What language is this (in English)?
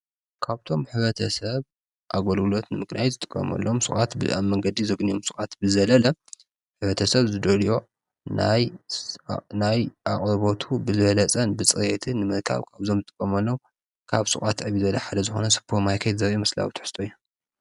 Tigrinya